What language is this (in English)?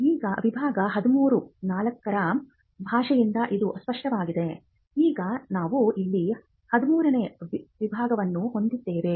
Kannada